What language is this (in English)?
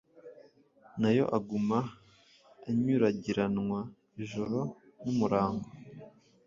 Kinyarwanda